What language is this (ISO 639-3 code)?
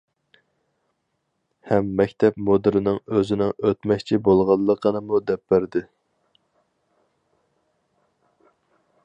uig